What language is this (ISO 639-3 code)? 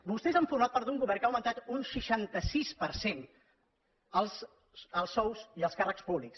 cat